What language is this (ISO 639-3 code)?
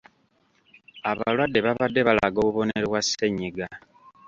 lug